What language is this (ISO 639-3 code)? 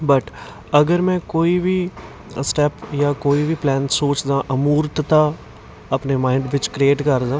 pan